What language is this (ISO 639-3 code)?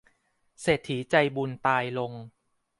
tha